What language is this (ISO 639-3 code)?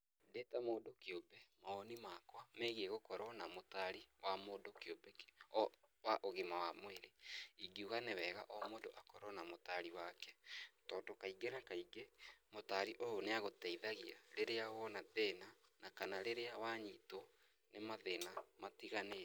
kik